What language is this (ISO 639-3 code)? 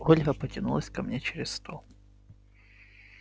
rus